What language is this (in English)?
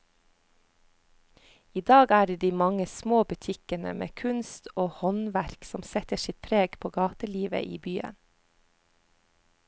Norwegian